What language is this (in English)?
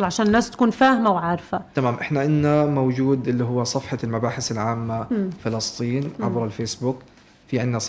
Arabic